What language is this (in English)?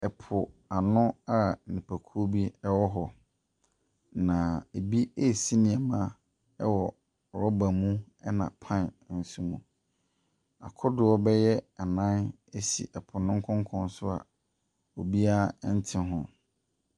Akan